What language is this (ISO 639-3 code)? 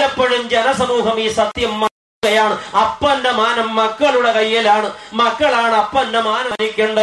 eng